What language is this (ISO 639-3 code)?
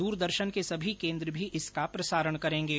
hin